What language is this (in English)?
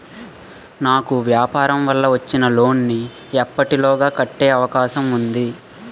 Telugu